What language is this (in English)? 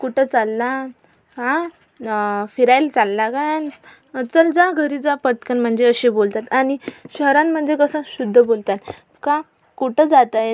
Marathi